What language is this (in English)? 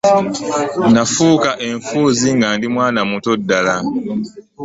Ganda